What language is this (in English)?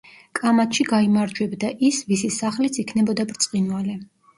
Georgian